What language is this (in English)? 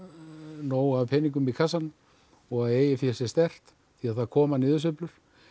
Icelandic